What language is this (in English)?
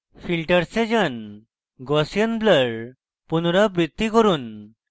Bangla